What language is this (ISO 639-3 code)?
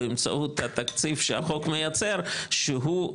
heb